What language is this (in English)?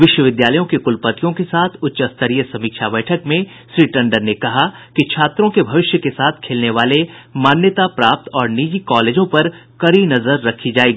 Hindi